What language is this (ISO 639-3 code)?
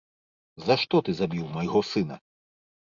bel